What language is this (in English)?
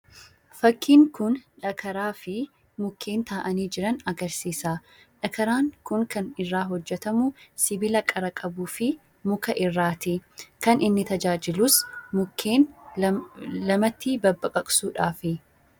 Oromo